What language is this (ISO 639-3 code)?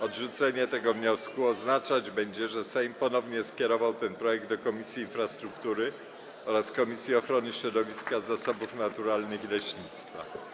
pol